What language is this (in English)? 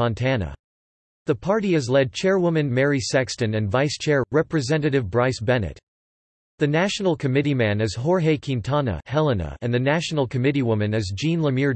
English